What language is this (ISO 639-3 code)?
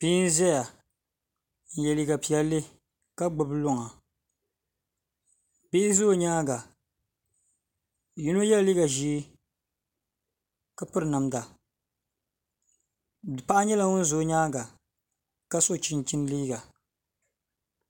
dag